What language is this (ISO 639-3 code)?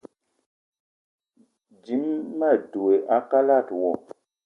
eto